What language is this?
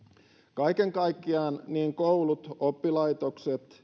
Finnish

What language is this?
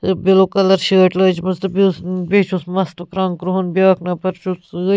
Kashmiri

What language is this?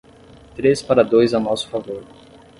Portuguese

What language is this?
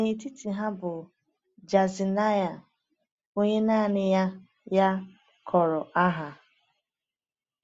Igbo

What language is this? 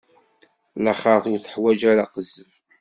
Kabyle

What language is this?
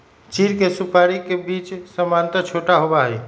Magahi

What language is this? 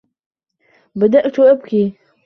Arabic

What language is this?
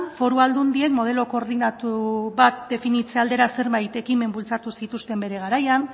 Basque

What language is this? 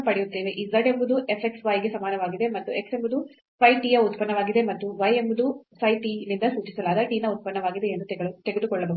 Kannada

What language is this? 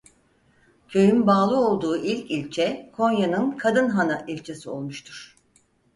Turkish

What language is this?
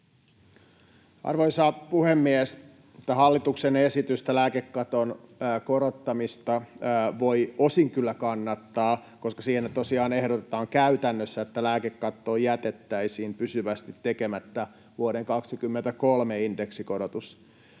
Finnish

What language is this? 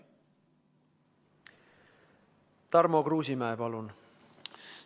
Estonian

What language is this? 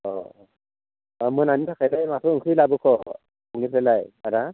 Bodo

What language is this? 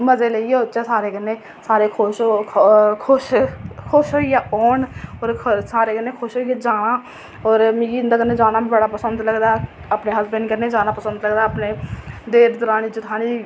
Dogri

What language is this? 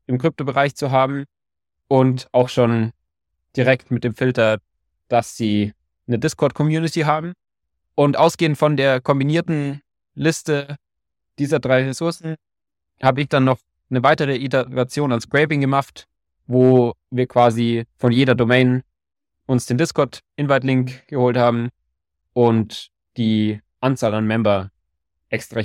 German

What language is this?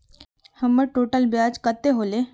Magahi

